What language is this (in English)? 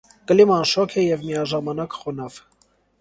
Armenian